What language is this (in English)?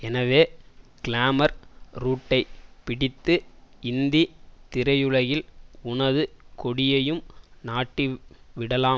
Tamil